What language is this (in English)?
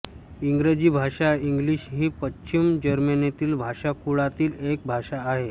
Marathi